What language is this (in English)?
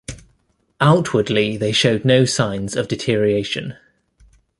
English